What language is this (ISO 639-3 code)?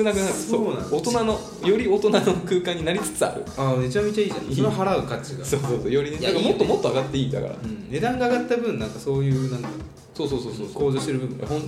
jpn